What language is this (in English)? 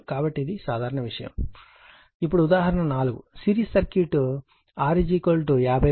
Telugu